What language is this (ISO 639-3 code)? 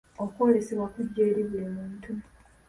lug